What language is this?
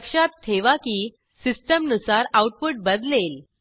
Marathi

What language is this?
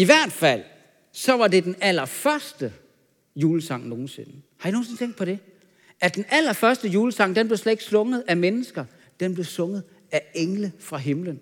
Danish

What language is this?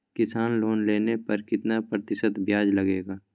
Magahi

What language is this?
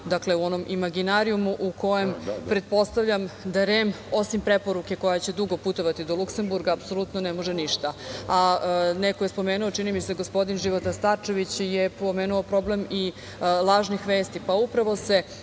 Serbian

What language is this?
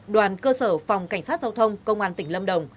Vietnamese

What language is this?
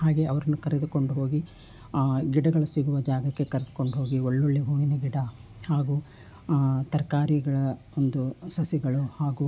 Kannada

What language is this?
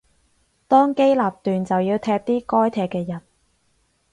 Cantonese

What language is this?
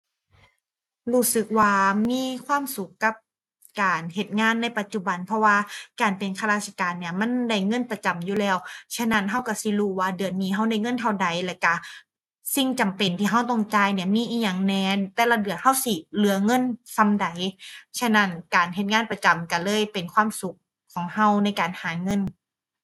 Thai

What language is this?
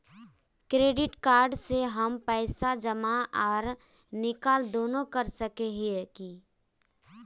Magahi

